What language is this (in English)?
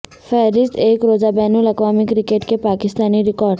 Urdu